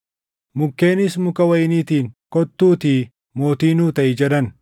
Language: Oromo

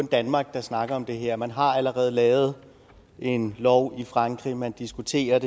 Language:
Danish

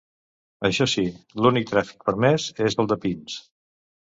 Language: Catalan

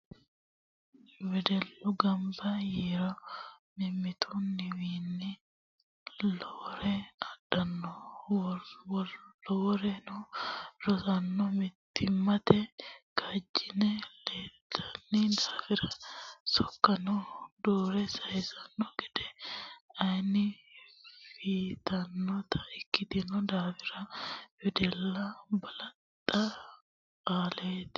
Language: Sidamo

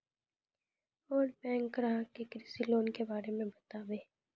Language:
Maithili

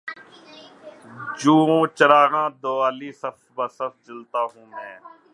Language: Urdu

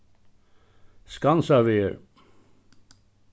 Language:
Faroese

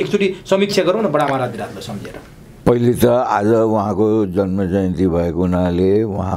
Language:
Indonesian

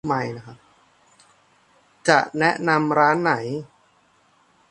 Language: Thai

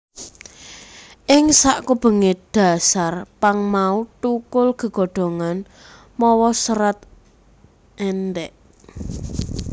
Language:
Javanese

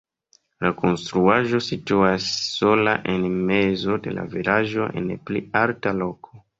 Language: Esperanto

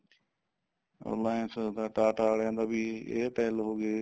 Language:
Punjabi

